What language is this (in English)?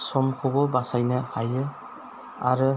Bodo